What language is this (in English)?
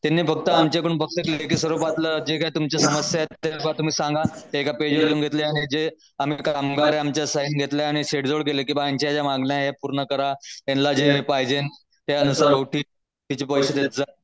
Marathi